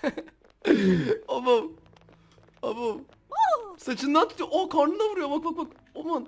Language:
Turkish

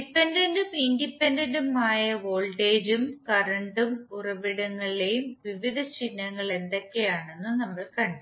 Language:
Malayalam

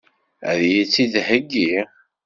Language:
Kabyle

